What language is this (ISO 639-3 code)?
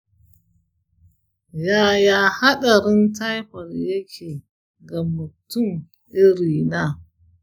hau